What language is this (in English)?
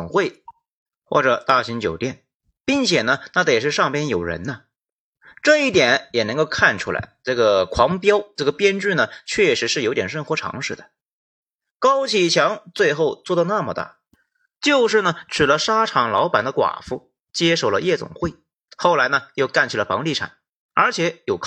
Chinese